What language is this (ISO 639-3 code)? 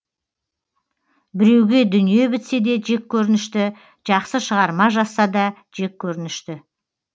kaz